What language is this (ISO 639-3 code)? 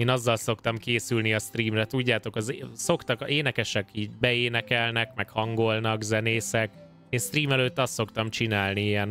hun